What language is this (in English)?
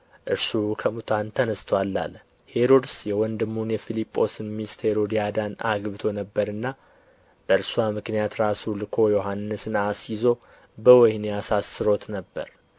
Amharic